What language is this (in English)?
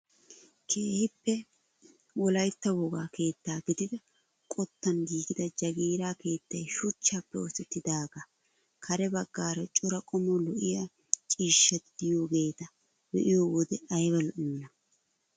Wolaytta